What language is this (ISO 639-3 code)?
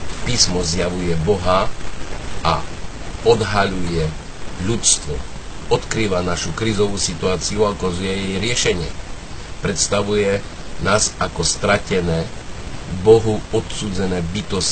slk